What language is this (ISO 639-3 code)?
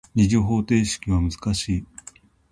jpn